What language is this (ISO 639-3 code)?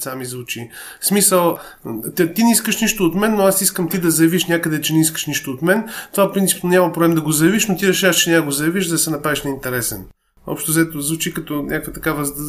bul